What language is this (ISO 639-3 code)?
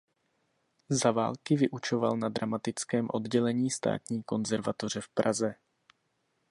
ces